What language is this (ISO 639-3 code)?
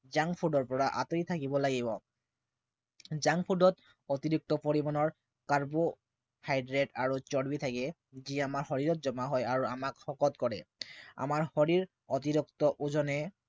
asm